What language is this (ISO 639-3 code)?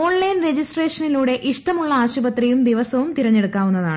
mal